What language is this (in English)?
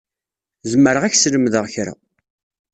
Kabyle